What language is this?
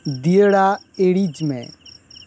Santali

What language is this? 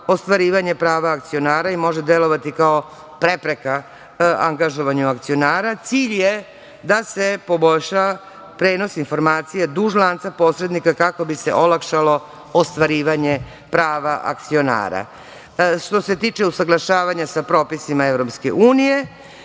Serbian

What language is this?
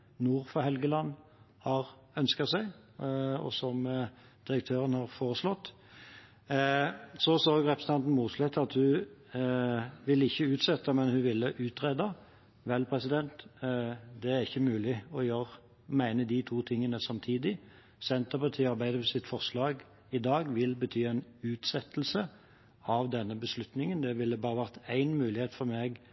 Norwegian Bokmål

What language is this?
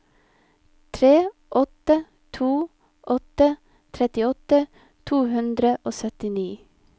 Norwegian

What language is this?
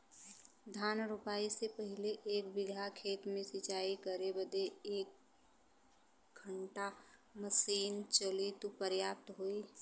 Bhojpuri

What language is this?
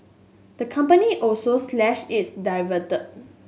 English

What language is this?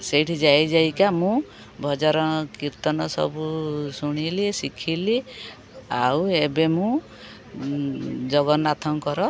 Odia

